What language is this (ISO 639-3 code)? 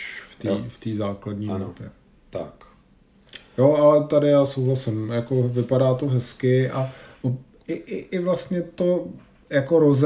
ces